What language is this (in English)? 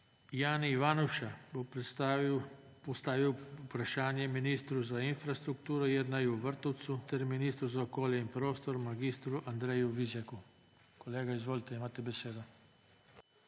Slovenian